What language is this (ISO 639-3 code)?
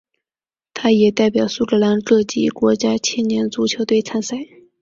zho